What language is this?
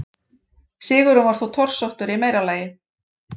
Icelandic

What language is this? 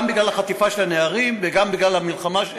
Hebrew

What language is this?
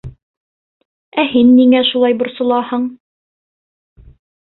Bashkir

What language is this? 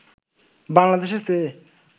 Bangla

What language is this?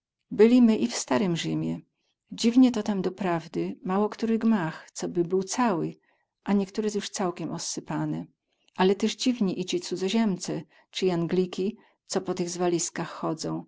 Polish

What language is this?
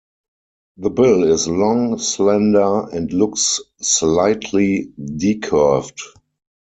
English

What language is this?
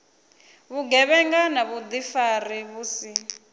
Venda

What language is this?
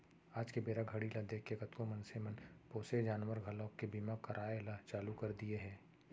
Chhattisgarhi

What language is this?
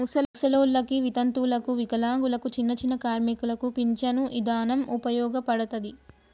Telugu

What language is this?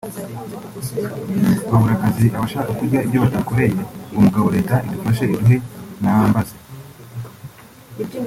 Kinyarwanda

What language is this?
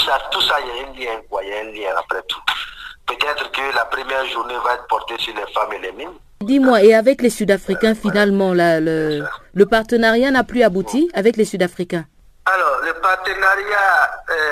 French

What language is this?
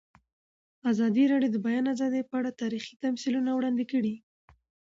Pashto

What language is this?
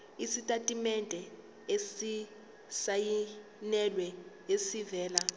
Zulu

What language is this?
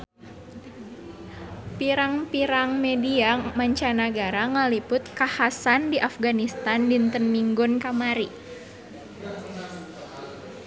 Sundanese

